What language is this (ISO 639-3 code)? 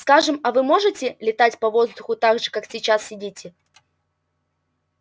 rus